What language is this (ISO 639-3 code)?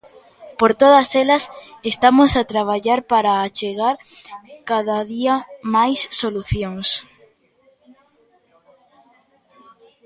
glg